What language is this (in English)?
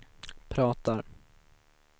Swedish